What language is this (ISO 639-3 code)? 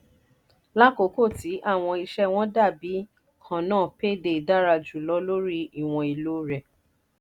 yor